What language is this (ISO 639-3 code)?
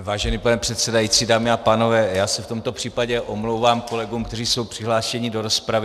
ces